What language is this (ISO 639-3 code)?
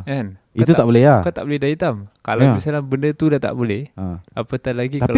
msa